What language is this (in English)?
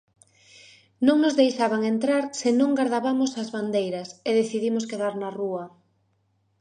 Galician